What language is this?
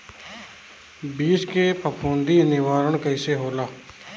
Bhojpuri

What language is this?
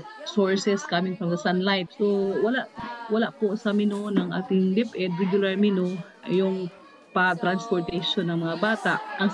Filipino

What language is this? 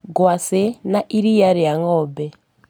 Kikuyu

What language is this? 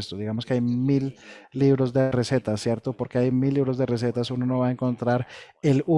Spanish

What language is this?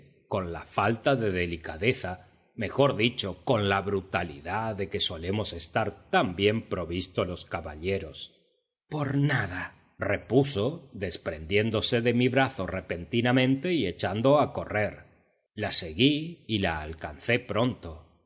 Spanish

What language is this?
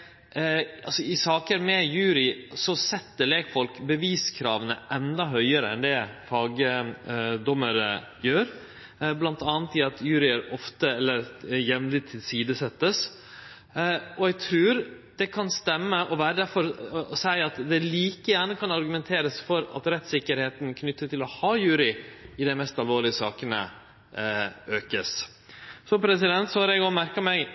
Norwegian Nynorsk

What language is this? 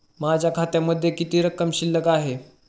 Marathi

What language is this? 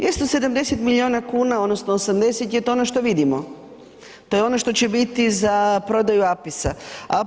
Croatian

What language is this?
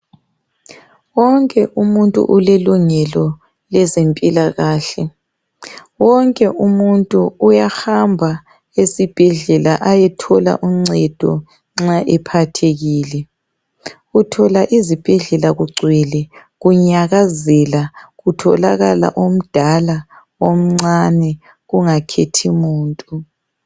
North Ndebele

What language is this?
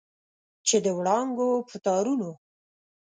Pashto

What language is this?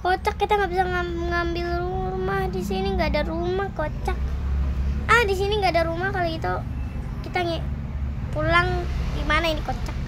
Indonesian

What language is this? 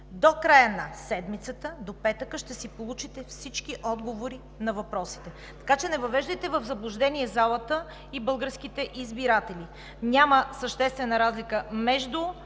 Bulgarian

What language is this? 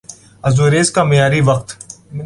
Urdu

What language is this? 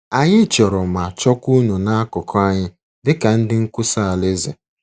Igbo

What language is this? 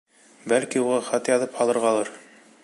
Bashkir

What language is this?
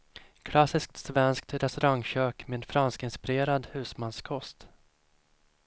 Swedish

